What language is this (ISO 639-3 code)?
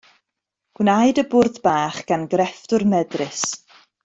cym